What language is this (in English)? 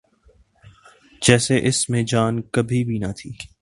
Urdu